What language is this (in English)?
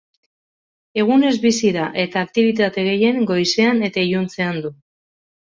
Basque